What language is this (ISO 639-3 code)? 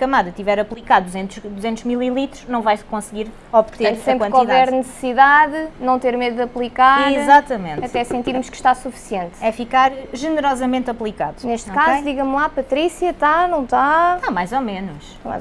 por